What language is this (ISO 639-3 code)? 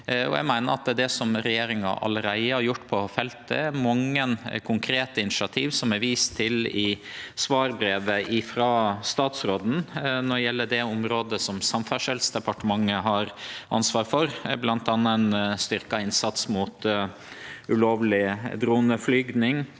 nor